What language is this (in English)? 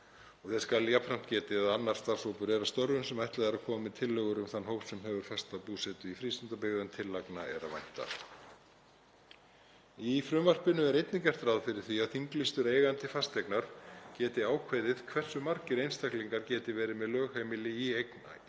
Icelandic